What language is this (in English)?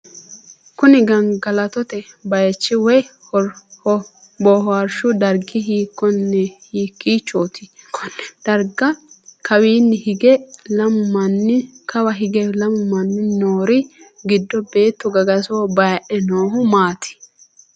Sidamo